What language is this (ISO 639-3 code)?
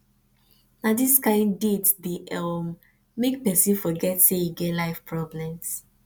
pcm